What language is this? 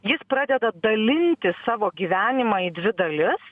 Lithuanian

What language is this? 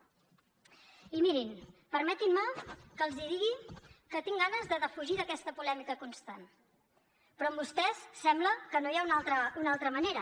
Catalan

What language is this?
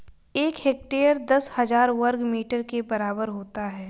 Hindi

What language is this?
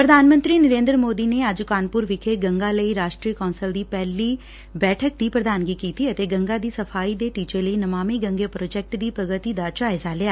Punjabi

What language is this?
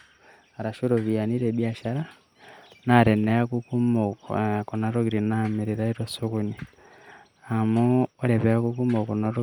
Masai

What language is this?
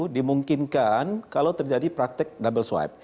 Indonesian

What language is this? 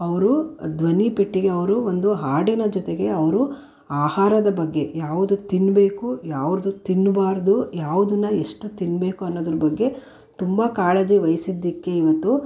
Kannada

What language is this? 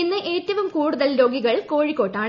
Malayalam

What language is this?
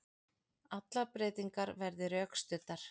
Icelandic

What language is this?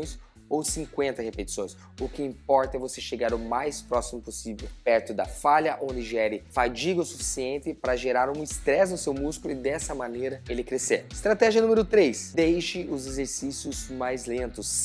Portuguese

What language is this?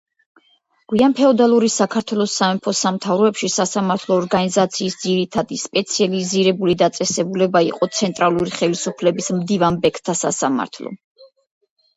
Georgian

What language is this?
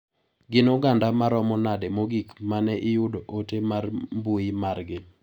Luo (Kenya and Tanzania)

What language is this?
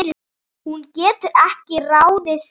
Icelandic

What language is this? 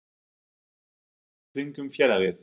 Icelandic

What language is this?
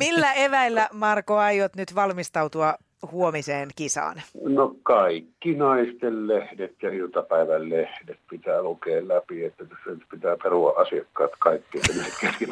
Finnish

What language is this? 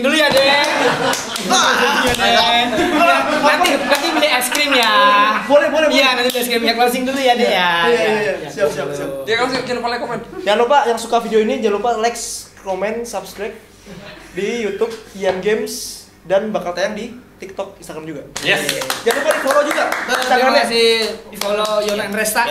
Indonesian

